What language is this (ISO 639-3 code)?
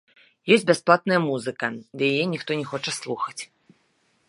bel